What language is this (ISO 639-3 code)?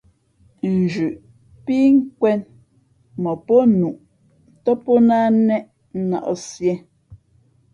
fmp